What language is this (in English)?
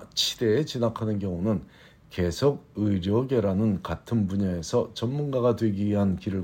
Korean